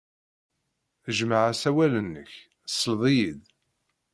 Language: Kabyle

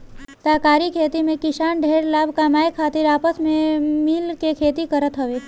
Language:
Bhojpuri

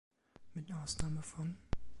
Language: German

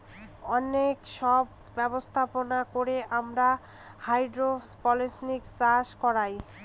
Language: Bangla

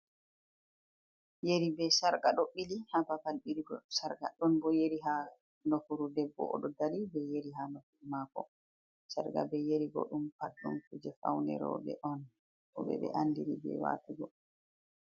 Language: Fula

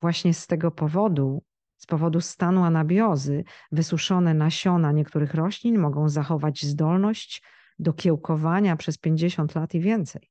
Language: Polish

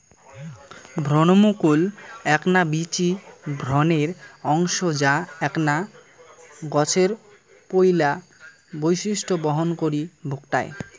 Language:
Bangla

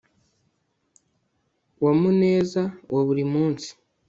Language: Kinyarwanda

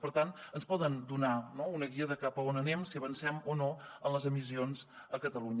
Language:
Catalan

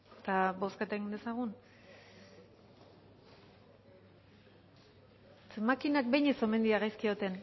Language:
Basque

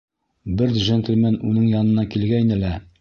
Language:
Bashkir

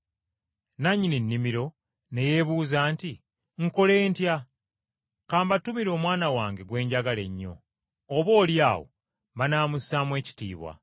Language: Ganda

